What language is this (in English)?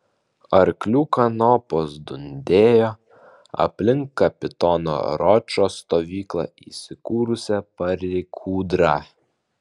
Lithuanian